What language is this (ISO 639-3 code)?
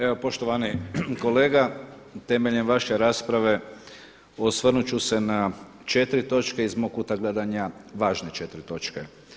hrv